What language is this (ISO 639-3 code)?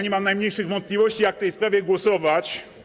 pol